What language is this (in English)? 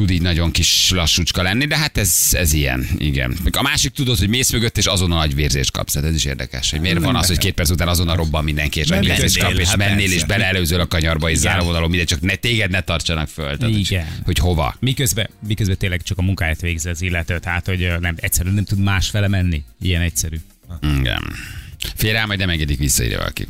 Hungarian